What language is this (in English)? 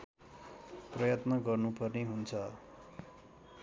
Nepali